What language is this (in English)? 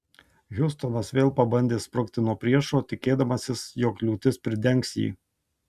Lithuanian